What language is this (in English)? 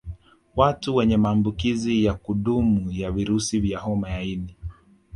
Swahili